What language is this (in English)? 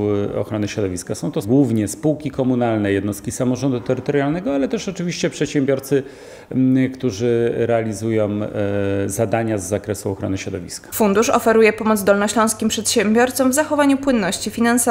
Polish